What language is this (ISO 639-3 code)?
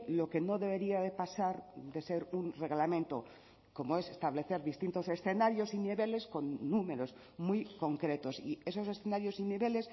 spa